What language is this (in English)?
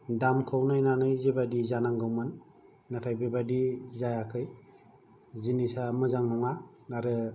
Bodo